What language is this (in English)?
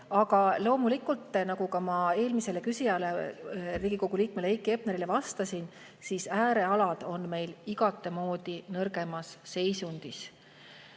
Estonian